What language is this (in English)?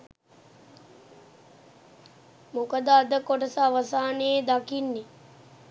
Sinhala